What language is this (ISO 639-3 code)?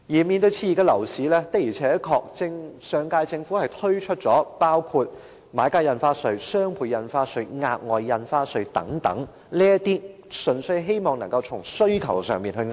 yue